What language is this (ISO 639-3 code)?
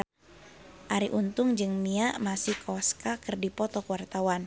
sun